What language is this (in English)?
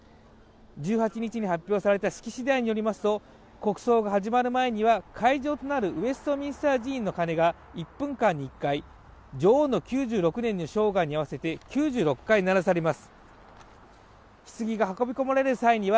Japanese